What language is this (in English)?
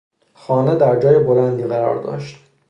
Persian